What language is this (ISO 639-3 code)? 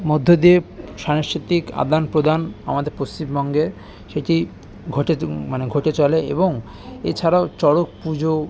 ben